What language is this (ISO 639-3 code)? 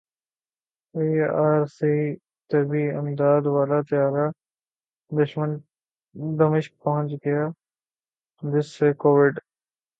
urd